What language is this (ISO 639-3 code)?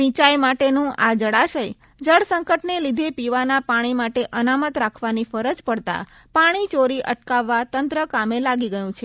guj